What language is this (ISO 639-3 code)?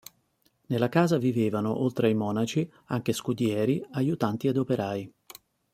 ita